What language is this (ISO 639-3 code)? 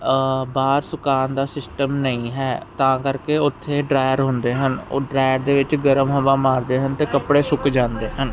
pan